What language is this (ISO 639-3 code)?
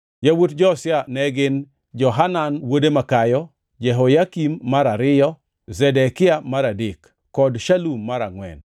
luo